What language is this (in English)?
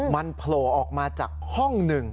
Thai